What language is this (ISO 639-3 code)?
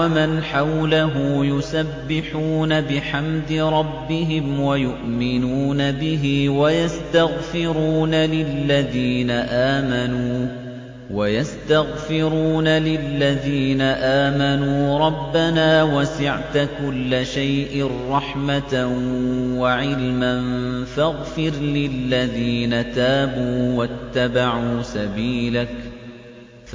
ara